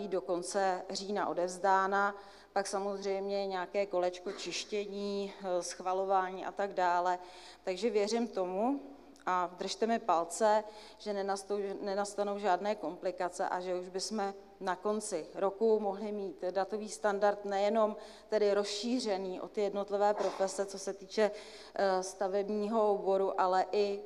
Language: Czech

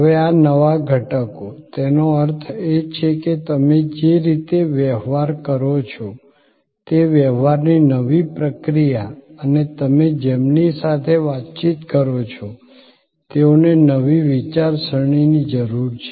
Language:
Gujarati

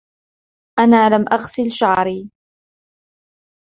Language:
Arabic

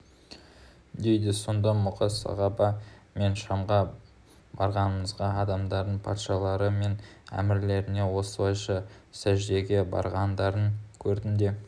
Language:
Kazakh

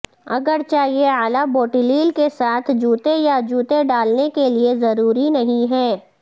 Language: Urdu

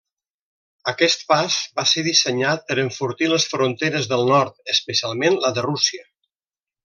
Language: Catalan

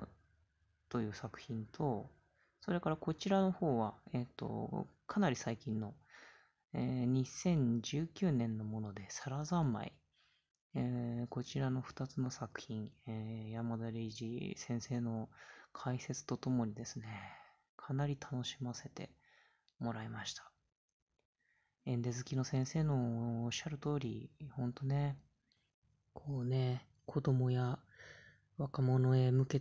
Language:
Japanese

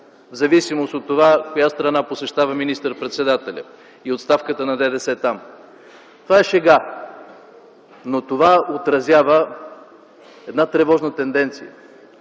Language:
Bulgarian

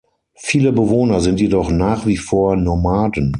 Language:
German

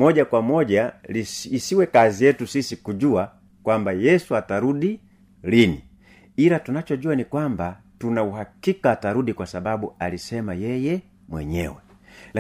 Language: Swahili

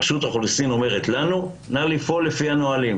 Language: Hebrew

